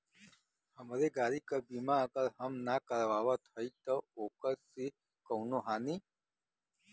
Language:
Bhojpuri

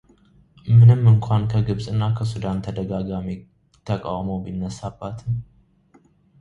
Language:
Amharic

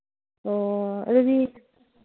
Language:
Manipuri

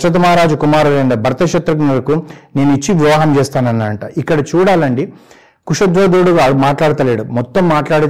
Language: Telugu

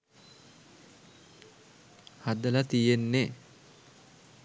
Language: Sinhala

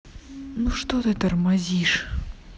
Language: Russian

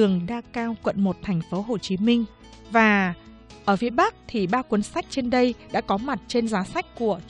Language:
Vietnamese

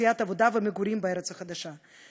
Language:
Hebrew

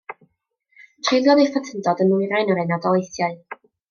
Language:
Welsh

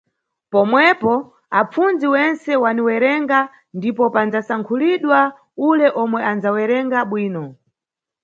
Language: Nyungwe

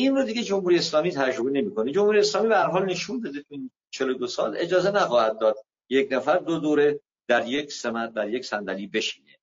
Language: Persian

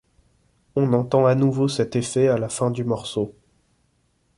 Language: French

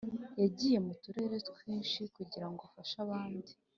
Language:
Kinyarwanda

